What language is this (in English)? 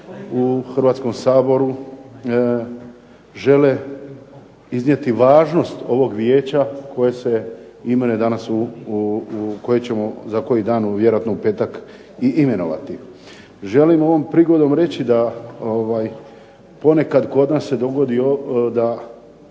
Croatian